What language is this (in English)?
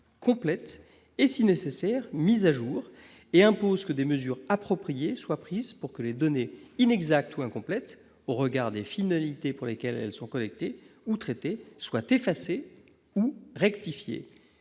French